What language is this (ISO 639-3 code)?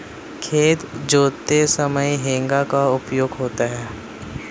hin